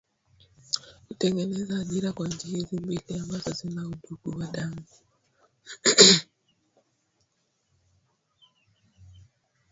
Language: Swahili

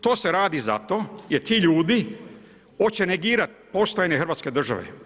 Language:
Croatian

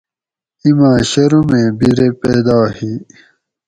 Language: Gawri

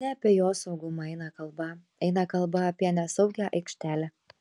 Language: Lithuanian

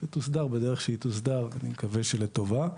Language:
Hebrew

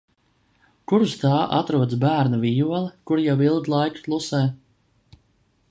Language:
Latvian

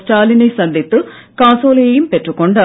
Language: Tamil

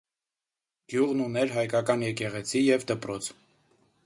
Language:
Armenian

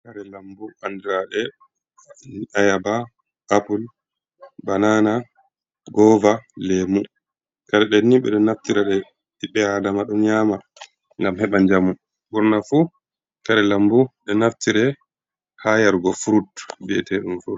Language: Fula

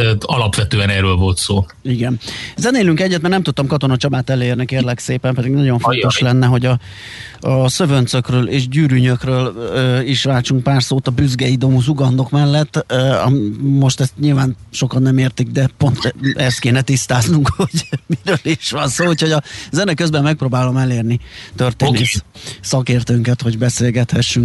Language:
Hungarian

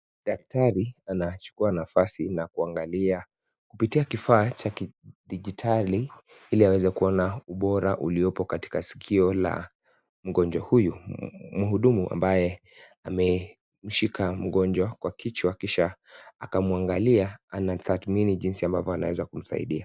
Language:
Swahili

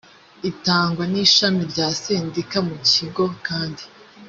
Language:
Kinyarwanda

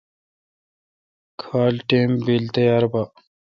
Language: Kalkoti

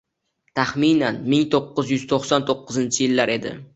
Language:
Uzbek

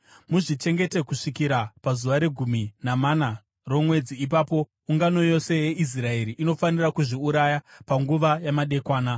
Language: Shona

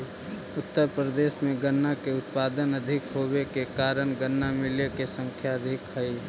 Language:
Magahi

